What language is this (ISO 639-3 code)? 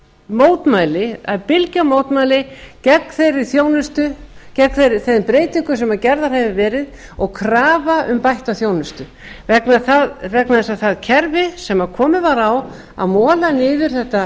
isl